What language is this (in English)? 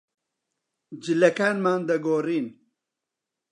Central Kurdish